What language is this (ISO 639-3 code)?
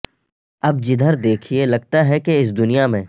urd